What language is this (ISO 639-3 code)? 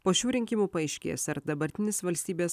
lit